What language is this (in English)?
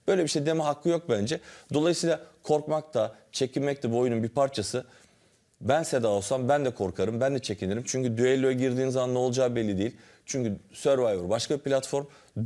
Turkish